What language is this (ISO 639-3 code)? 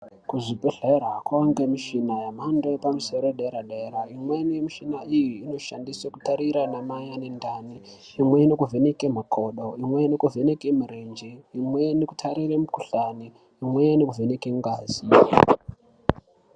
ndc